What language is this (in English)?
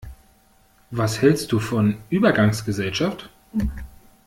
German